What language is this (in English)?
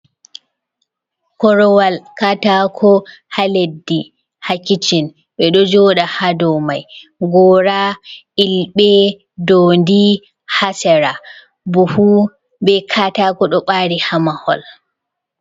Fula